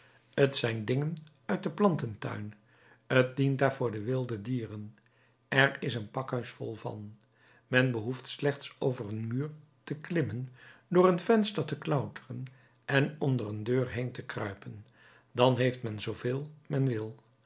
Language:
Dutch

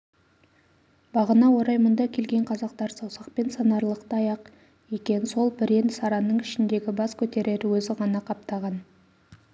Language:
Kazakh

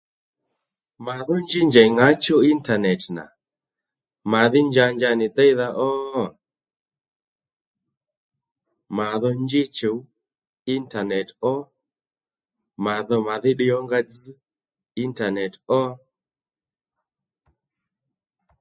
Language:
Lendu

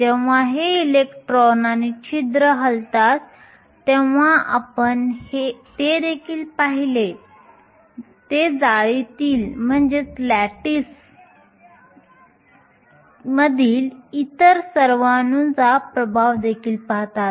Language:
Marathi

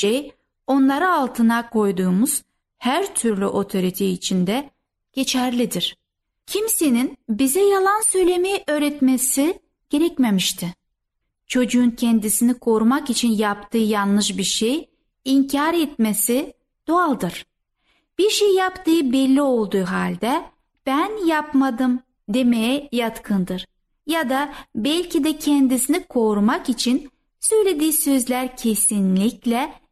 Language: Turkish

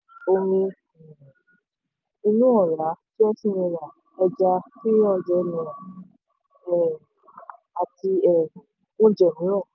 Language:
Yoruba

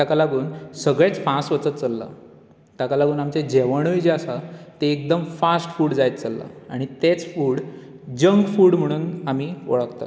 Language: Konkani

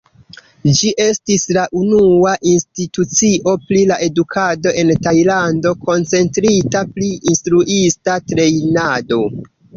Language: Esperanto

